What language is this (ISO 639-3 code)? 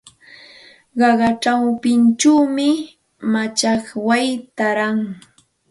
qxt